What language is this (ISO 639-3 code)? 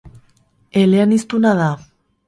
eus